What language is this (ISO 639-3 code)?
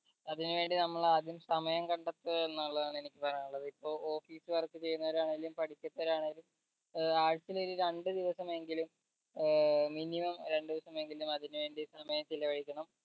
mal